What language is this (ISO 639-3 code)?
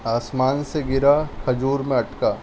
urd